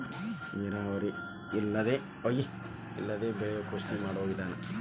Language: Kannada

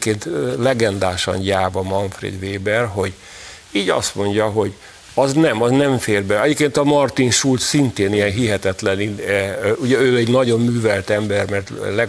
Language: Hungarian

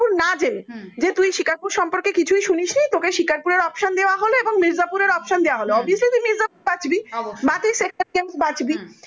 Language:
Bangla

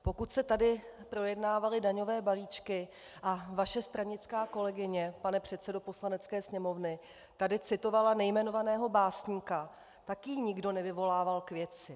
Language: Czech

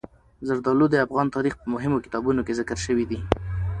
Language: Pashto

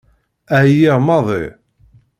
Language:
Kabyle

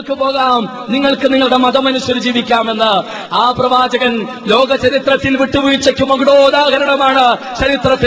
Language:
Malayalam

